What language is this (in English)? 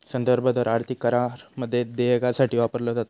Marathi